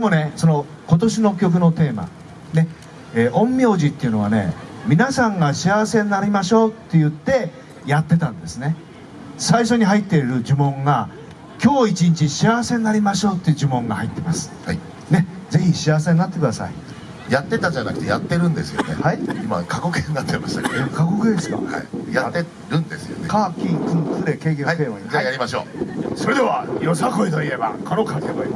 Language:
Japanese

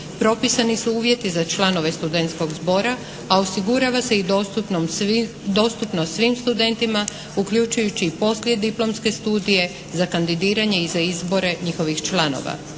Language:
Croatian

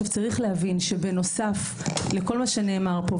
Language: Hebrew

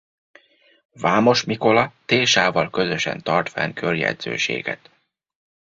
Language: Hungarian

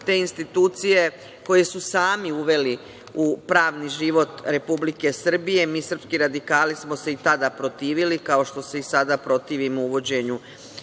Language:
Serbian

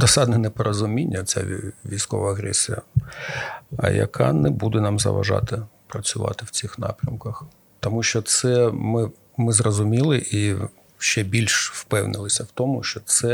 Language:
Ukrainian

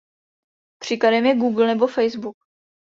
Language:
Czech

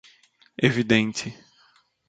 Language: Portuguese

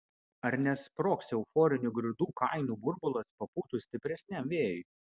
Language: Lithuanian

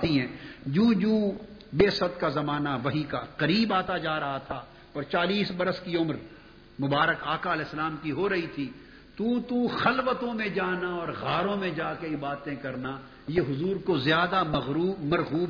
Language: Urdu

